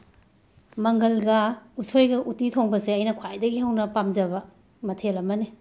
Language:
Manipuri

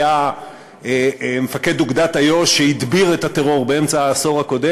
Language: Hebrew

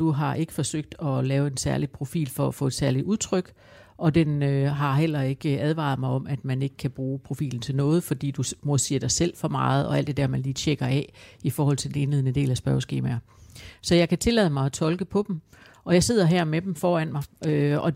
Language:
Danish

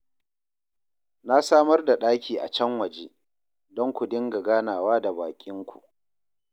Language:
Hausa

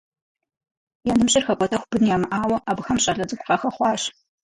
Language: Kabardian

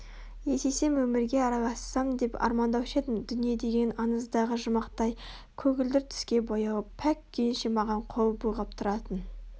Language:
Kazakh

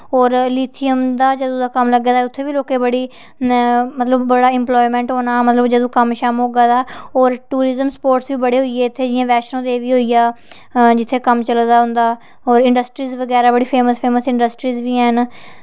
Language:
Dogri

